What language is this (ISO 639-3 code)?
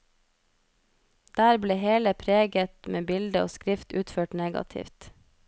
nor